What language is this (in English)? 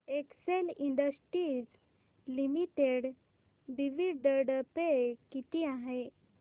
Marathi